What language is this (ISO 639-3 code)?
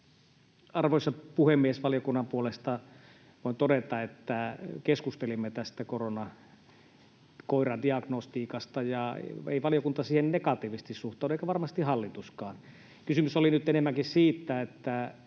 fin